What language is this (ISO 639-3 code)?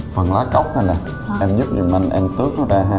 vie